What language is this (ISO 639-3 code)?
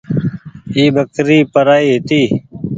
gig